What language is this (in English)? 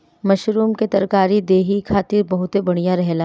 Bhojpuri